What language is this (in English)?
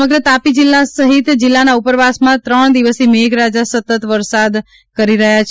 Gujarati